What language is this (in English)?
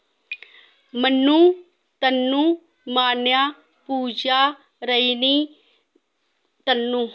Dogri